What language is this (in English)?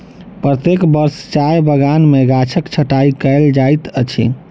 Maithili